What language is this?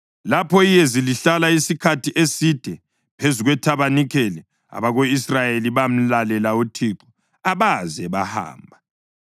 North Ndebele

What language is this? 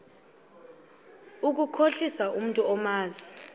Xhosa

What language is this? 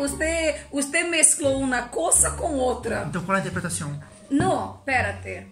Portuguese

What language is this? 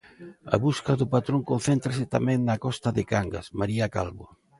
Galician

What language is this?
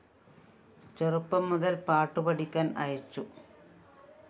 Malayalam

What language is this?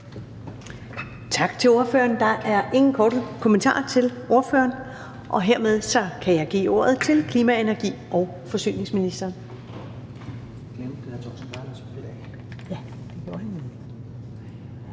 Danish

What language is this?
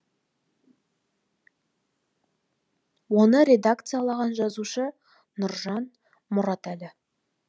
Kazakh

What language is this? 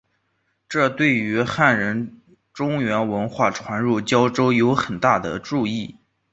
Chinese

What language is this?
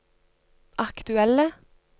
Norwegian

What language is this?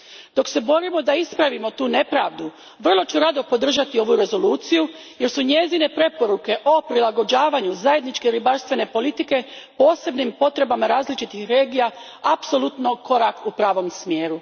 Croatian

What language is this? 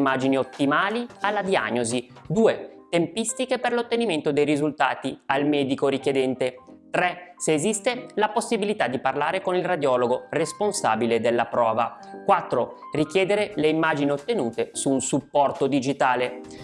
Italian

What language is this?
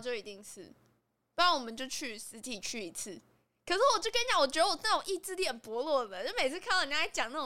Chinese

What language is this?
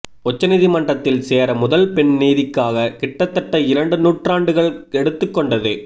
Tamil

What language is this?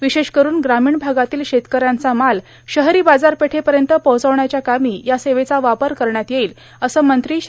Marathi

